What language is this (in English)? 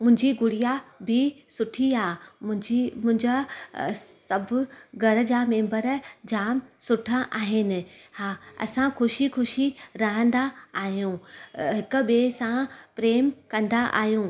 Sindhi